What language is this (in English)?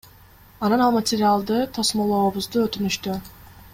Kyrgyz